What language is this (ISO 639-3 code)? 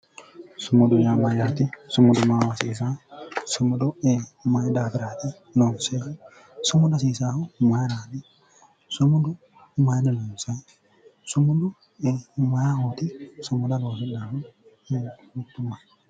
sid